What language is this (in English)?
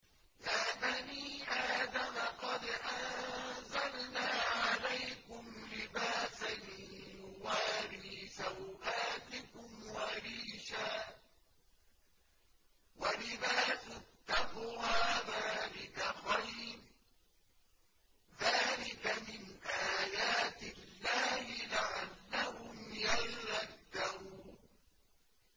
Arabic